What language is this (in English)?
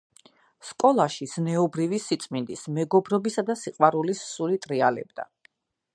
Georgian